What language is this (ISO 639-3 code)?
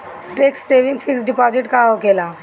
bho